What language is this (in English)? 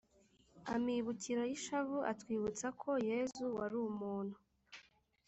Kinyarwanda